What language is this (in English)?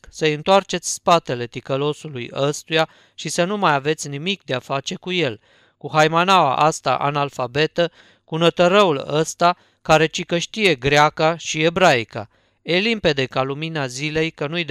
Romanian